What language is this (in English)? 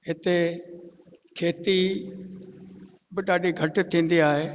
Sindhi